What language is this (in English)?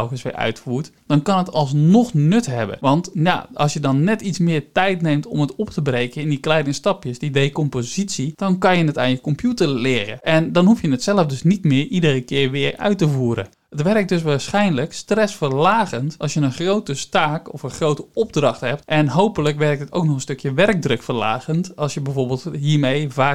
Dutch